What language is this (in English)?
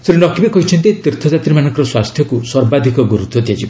Odia